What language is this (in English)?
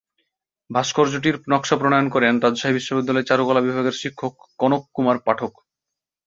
Bangla